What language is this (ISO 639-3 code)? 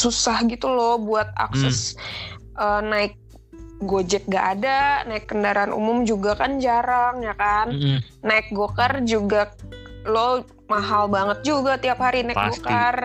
ind